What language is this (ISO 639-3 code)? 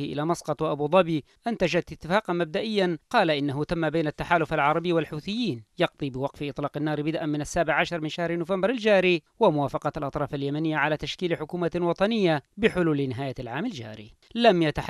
ara